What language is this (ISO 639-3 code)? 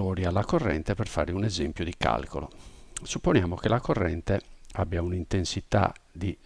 ita